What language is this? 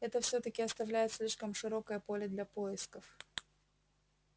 Russian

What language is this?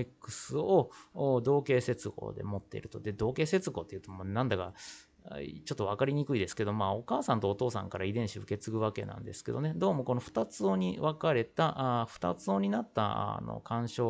Japanese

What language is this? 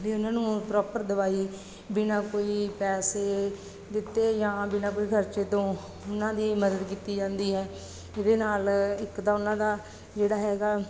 Punjabi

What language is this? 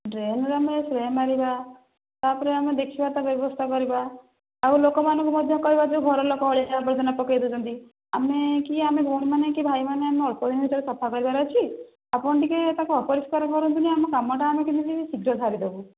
Odia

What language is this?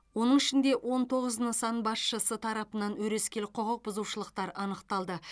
Kazakh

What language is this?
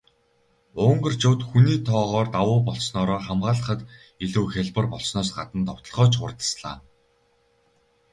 Mongolian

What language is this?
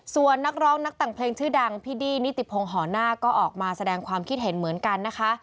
Thai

